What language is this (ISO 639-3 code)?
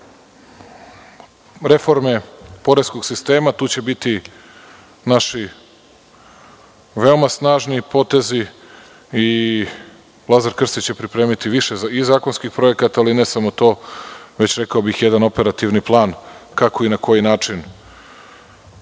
srp